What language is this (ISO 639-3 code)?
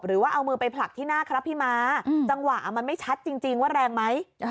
tha